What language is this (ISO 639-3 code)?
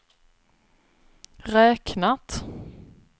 swe